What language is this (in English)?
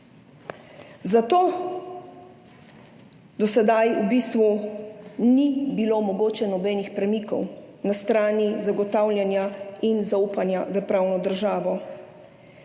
Slovenian